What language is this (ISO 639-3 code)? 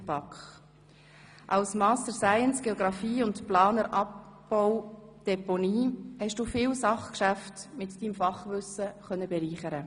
gsw